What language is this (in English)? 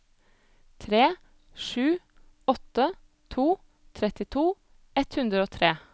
Norwegian